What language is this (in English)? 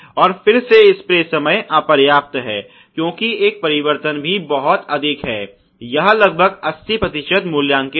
Hindi